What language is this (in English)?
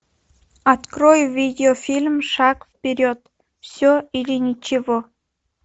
Russian